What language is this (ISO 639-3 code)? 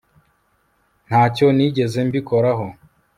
kin